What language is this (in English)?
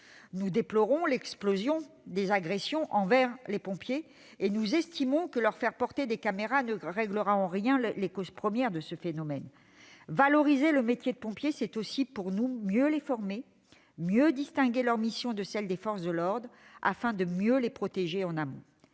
French